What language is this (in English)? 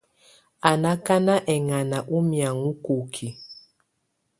Tunen